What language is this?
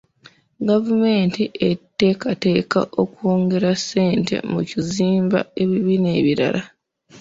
Ganda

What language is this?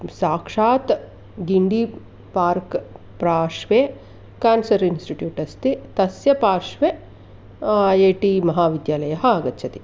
Sanskrit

